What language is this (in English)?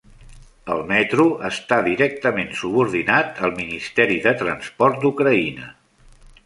Catalan